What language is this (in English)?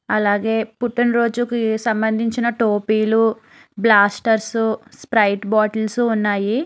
Telugu